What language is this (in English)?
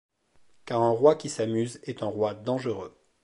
French